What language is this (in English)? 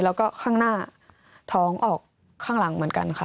Thai